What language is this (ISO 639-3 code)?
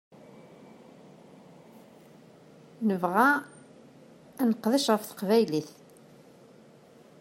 kab